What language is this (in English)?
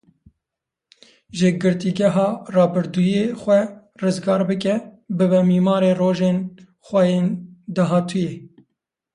Kurdish